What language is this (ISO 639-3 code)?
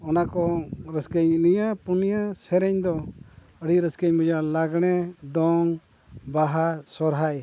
sat